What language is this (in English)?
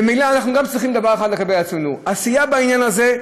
Hebrew